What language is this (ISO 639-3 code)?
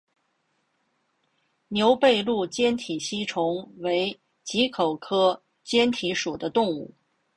zho